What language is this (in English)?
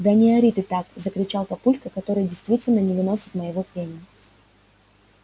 Russian